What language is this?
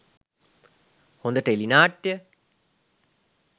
Sinhala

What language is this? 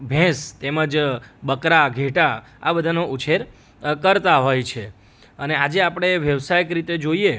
Gujarati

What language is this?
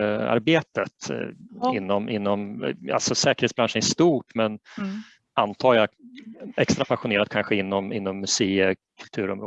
Swedish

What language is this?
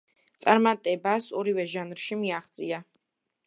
Georgian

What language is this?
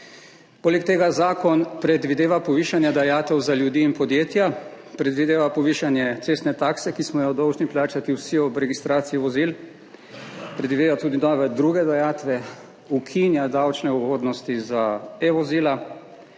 Slovenian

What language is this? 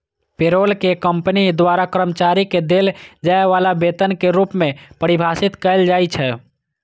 Maithili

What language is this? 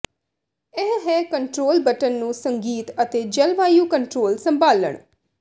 Punjabi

